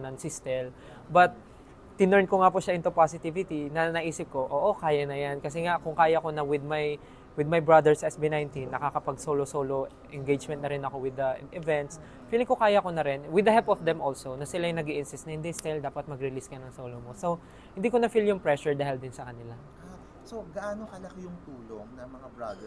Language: Filipino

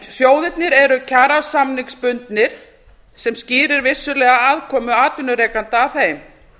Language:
Icelandic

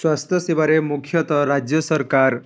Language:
Odia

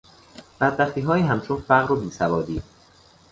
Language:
Persian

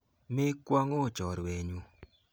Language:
Kalenjin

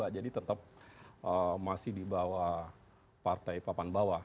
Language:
Indonesian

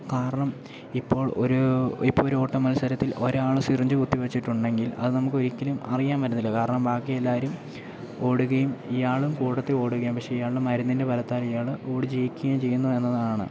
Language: Malayalam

